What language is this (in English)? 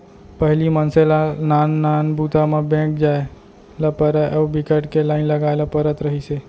Chhattisgarhi